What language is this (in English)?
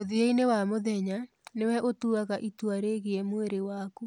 Kikuyu